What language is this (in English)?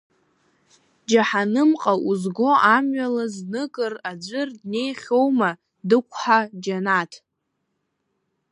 Abkhazian